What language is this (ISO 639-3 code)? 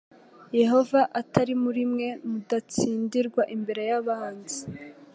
kin